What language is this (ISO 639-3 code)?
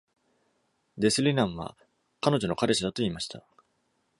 jpn